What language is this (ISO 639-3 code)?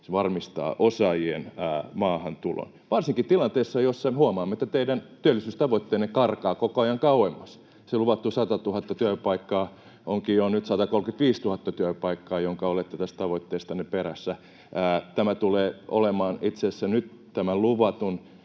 fin